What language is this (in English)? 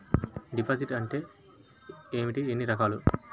Telugu